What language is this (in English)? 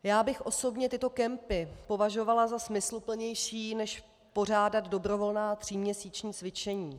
Czech